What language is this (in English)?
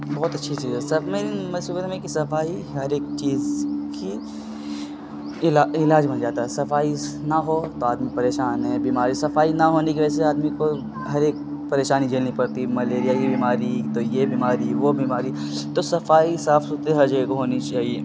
Urdu